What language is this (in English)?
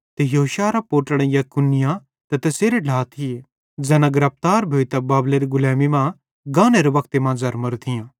Bhadrawahi